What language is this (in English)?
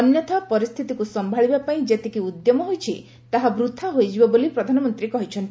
Odia